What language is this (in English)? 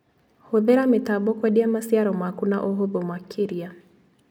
Kikuyu